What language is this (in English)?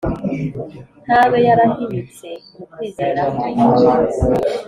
Kinyarwanda